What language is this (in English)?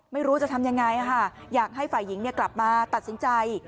Thai